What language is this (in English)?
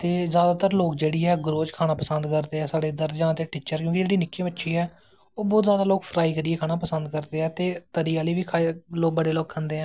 Dogri